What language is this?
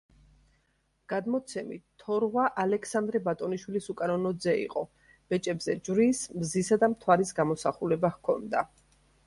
Georgian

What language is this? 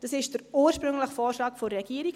Swiss German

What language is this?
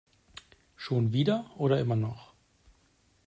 German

